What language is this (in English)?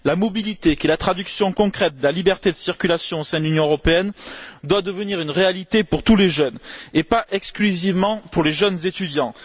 French